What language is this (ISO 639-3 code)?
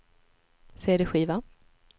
swe